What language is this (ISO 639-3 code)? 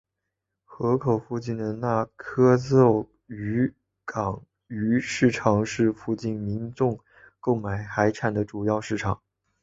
zho